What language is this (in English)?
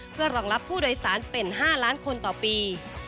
Thai